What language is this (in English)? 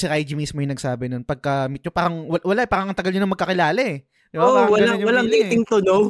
Filipino